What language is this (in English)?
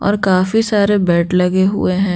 Hindi